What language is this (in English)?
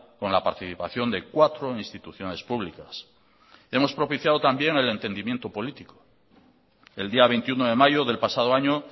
Spanish